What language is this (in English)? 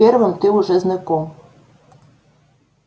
Russian